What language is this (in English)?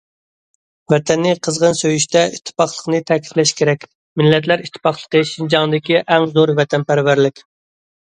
Uyghur